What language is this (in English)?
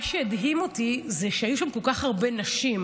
Hebrew